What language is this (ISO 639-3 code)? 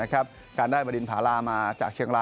tha